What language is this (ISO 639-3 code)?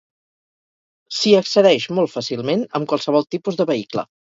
cat